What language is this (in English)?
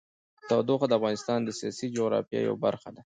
Pashto